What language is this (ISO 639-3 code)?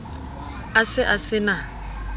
sot